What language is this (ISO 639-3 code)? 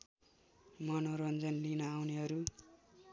nep